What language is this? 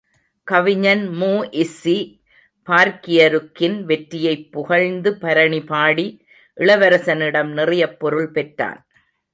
Tamil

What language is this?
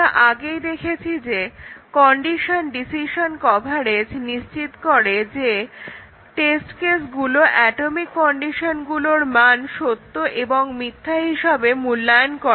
Bangla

